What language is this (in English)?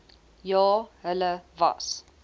Afrikaans